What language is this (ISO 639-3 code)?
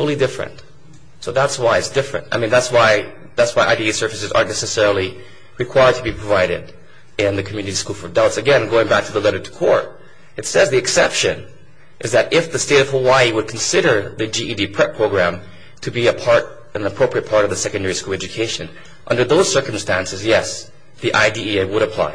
eng